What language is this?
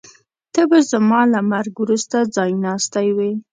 Pashto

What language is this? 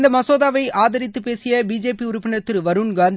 Tamil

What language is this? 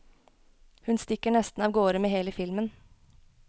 Norwegian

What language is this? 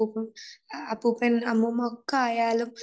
Malayalam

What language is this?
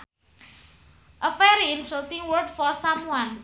Sundanese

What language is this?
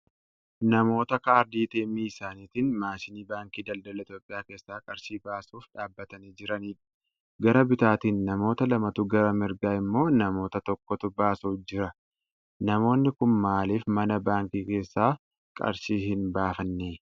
Oromo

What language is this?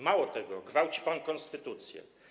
Polish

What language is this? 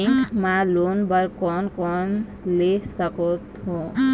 Chhattisgarhi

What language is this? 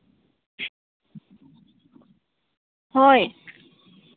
Manipuri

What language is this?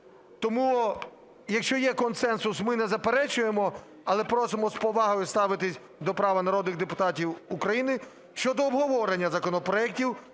Ukrainian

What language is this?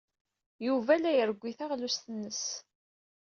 Kabyle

